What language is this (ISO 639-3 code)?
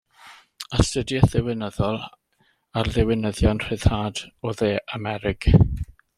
cym